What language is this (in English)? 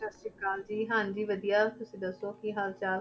Punjabi